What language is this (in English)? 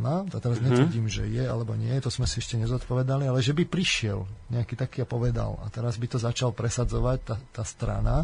Slovak